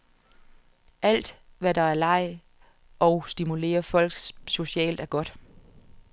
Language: Danish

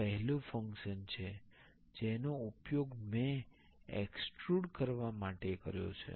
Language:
Gujarati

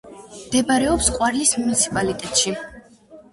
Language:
Georgian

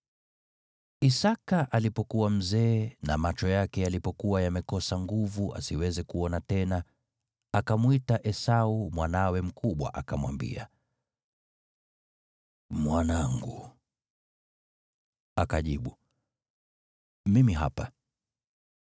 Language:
Swahili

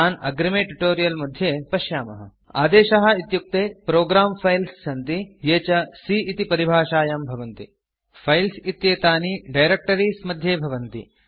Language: Sanskrit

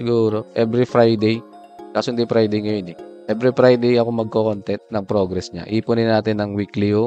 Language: Filipino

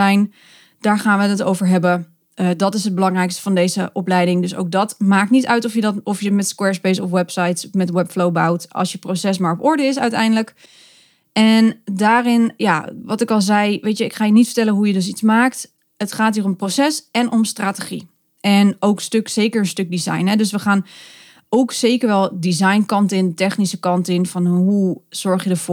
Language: Dutch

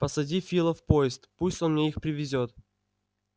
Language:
Russian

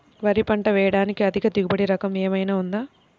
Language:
Telugu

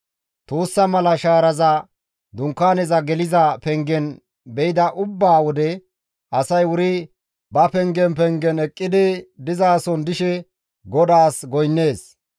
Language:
Gamo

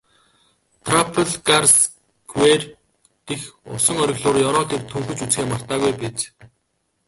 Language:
Mongolian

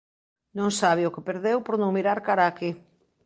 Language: Galician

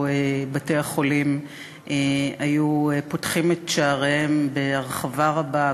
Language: Hebrew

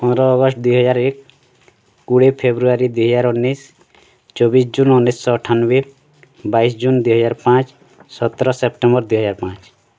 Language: Odia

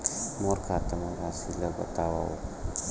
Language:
Chhattisgarhi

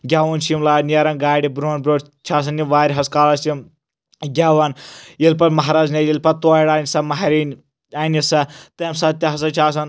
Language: Kashmiri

